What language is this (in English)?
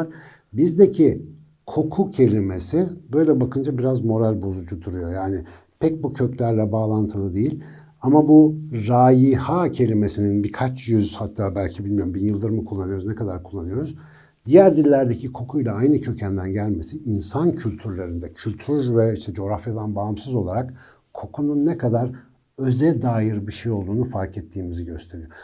Turkish